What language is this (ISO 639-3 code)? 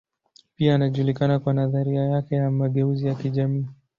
swa